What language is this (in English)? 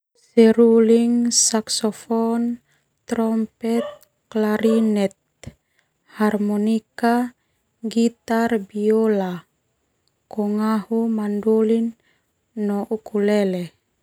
Termanu